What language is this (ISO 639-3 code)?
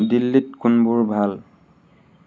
asm